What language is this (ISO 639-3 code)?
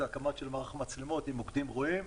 heb